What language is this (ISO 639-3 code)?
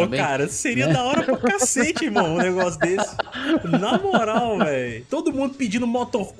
por